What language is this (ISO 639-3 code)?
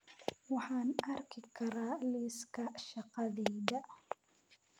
som